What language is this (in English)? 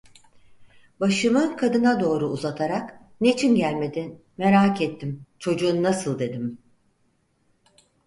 Turkish